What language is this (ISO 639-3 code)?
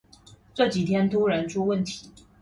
zho